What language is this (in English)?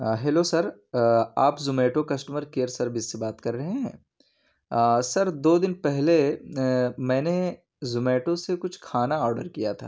Urdu